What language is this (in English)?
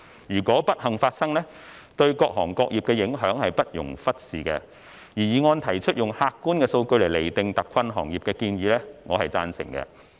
Cantonese